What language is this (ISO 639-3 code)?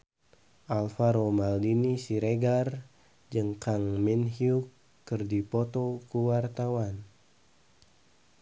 sun